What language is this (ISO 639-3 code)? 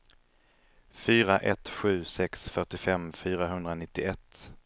swe